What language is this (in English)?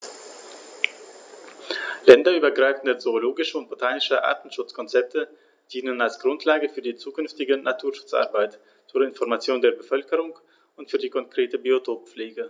German